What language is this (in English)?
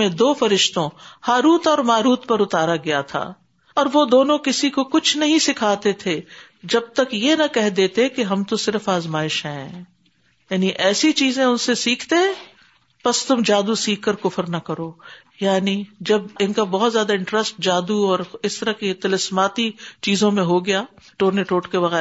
Urdu